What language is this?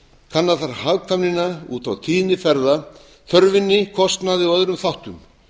Icelandic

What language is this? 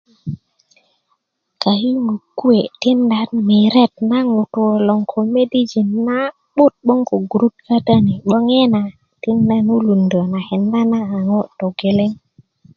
Kuku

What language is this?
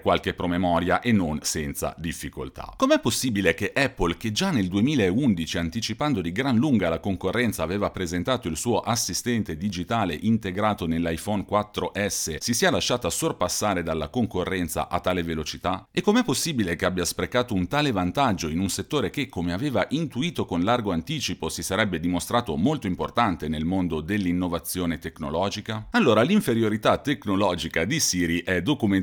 Italian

